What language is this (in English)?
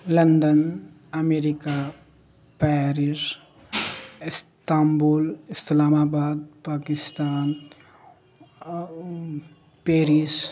Urdu